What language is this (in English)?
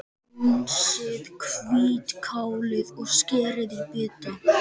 Icelandic